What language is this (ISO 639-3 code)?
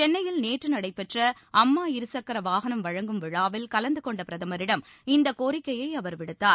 tam